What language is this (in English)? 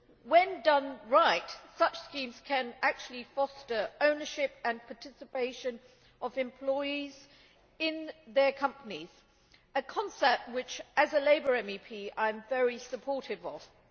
English